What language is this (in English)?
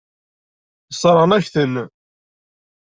Kabyle